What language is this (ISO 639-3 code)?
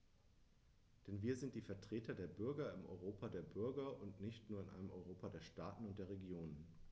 deu